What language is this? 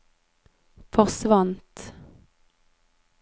Norwegian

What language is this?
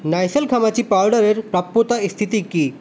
Bangla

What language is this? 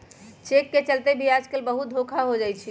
Magahi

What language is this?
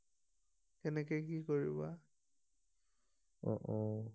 Assamese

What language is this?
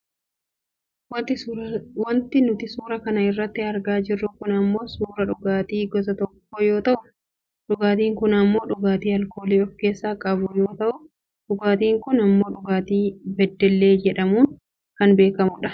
Oromo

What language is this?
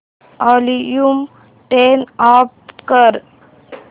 Marathi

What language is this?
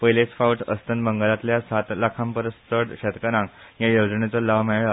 Konkani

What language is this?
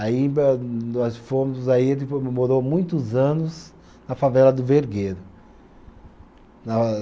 Portuguese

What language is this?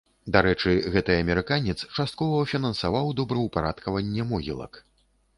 Belarusian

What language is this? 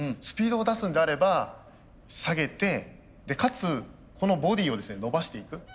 Japanese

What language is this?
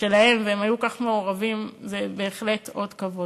Hebrew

